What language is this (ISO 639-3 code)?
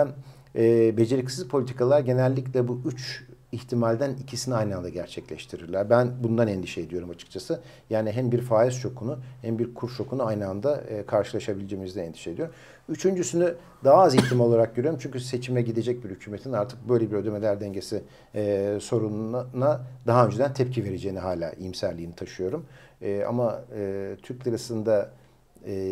tur